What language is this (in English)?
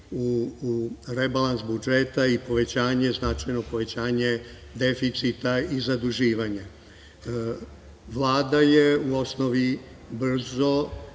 Serbian